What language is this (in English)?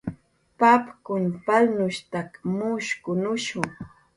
Jaqaru